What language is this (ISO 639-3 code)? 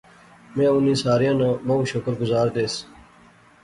phr